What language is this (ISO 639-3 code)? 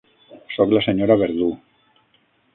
cat